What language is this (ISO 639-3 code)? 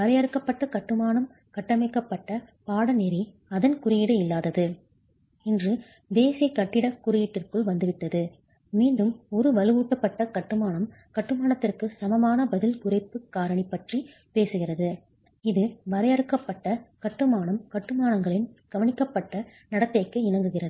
tam